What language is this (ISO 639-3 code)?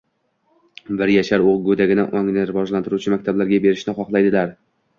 uzb